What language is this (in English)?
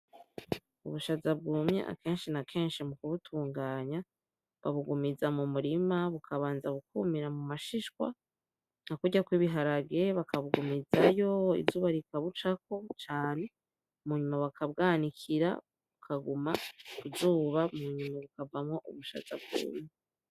Rundi